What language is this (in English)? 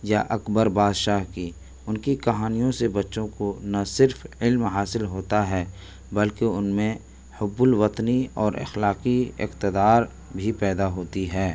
Urdu